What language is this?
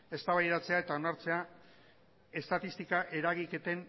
Basque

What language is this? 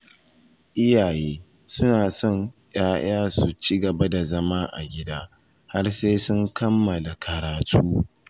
Hausa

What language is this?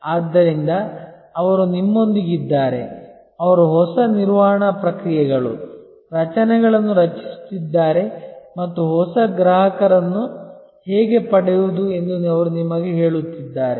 Kannada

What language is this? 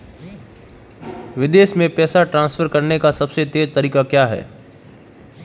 Hindi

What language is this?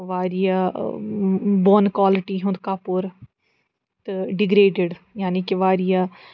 Kashmiri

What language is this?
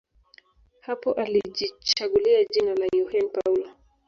Swahili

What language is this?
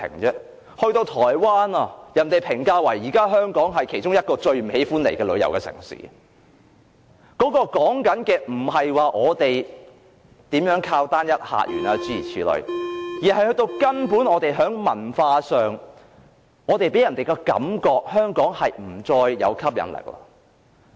Cantonese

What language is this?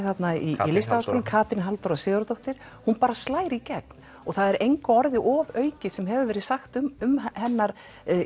Icelandic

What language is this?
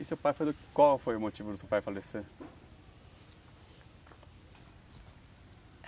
Portuguese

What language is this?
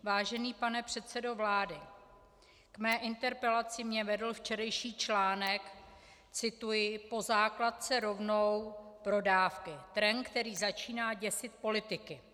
Czech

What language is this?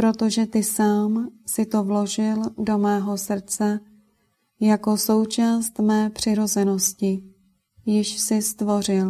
Czech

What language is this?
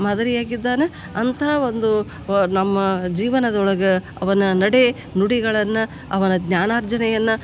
Kannada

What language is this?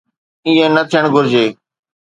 Sindhi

